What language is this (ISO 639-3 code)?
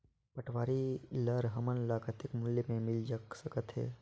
hne